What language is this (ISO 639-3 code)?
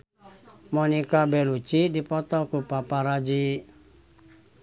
sun